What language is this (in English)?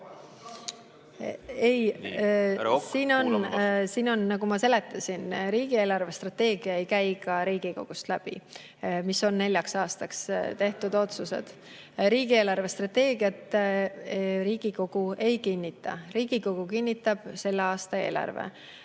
Estonian